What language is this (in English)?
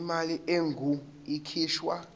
Zulu